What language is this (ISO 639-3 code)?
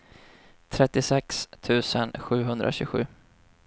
swe